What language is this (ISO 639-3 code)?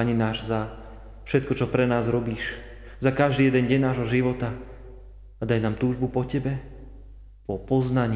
slk